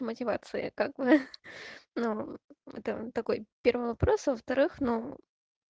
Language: Russian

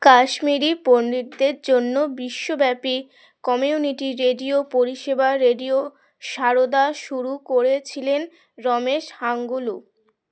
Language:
Bangla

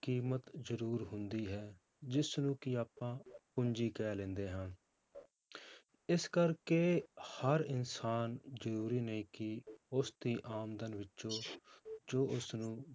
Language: Punjabi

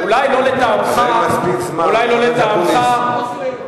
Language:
Hebrew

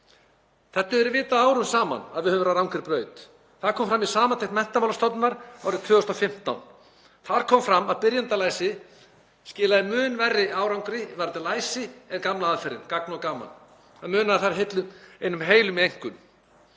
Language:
Icelandic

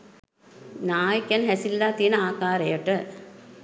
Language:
Sinhala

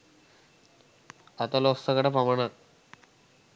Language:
Sinhala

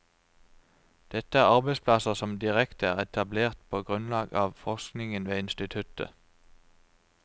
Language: Norwegian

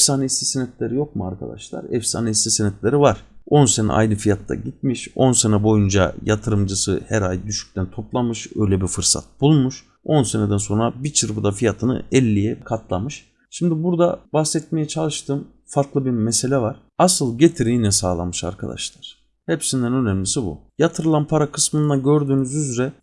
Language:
Turkish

